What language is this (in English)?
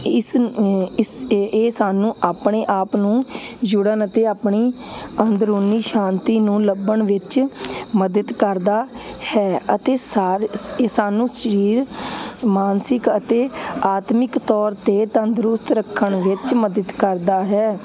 Punjabi